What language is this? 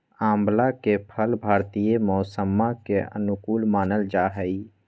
Magahi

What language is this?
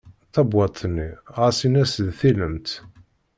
Kabyle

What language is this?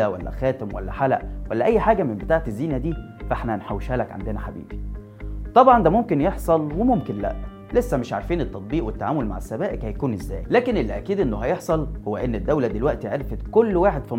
Arabic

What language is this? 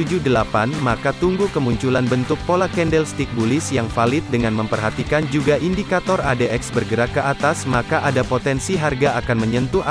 Indonesian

